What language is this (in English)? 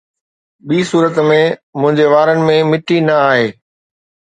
Sindhi